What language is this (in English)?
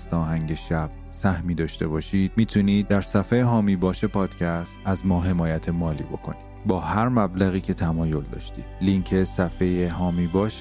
Persian